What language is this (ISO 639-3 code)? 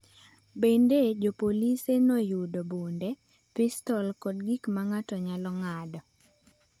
luo